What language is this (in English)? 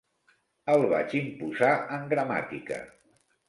Catalan